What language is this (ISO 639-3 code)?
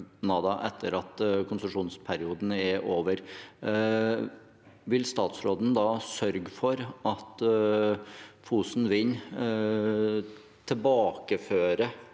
nor